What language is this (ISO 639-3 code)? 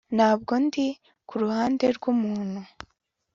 kin